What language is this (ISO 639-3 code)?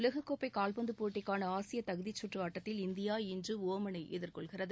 tam